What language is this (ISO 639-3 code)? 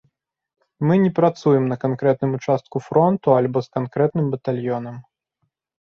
bel